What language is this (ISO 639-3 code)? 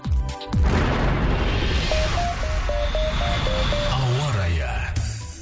kaz